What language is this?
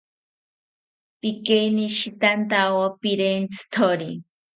South Ucayali Ashéninka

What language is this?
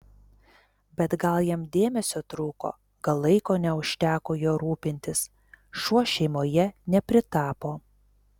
Lithuanian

